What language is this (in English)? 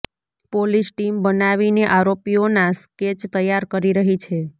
Gujarati